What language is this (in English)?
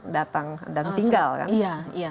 Indonesian